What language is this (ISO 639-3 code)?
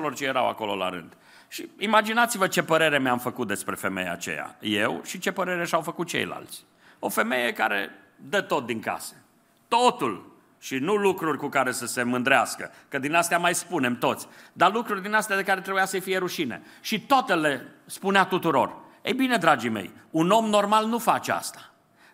ron